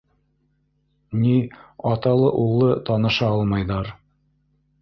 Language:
Bashkir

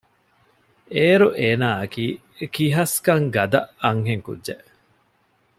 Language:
Divehi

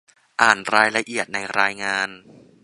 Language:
Thai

